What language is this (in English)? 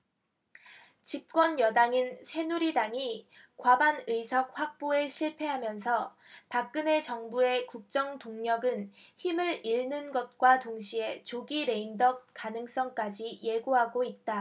Korean